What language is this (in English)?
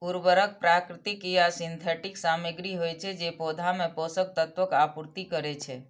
Maithili